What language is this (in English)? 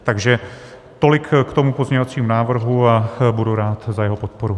Czech